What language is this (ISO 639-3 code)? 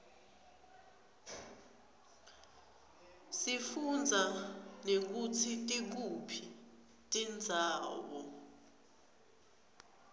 ssw